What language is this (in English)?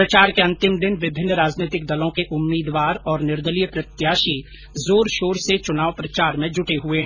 Hindi